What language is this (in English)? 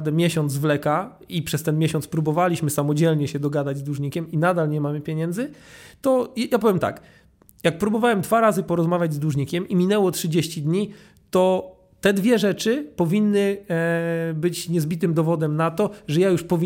Polish